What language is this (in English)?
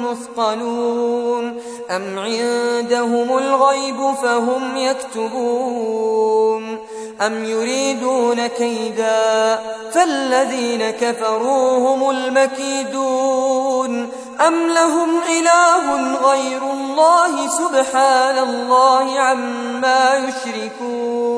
Arabic